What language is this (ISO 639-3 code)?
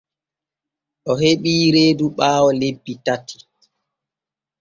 fue